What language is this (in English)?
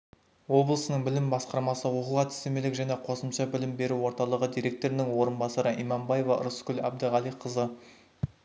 Kazakh